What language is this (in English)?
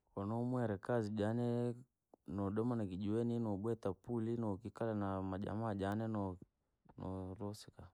Langi